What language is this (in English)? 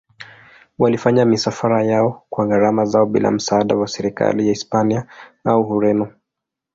Swahili